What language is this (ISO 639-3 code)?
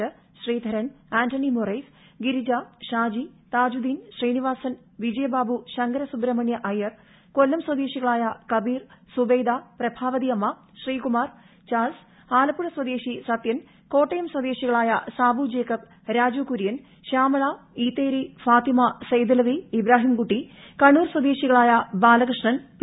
mal